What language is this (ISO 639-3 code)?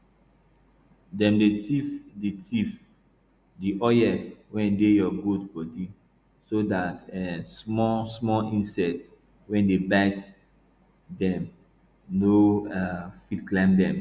pcm